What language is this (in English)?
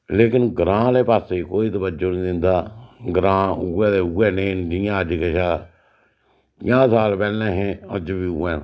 Dogri